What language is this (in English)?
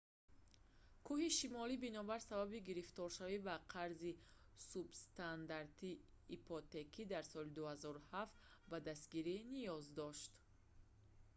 Tajik